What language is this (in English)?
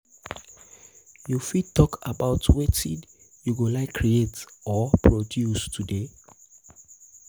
Nigerian Pidgin